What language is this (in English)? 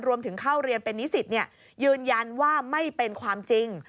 Thai